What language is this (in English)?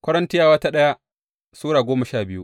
Hausa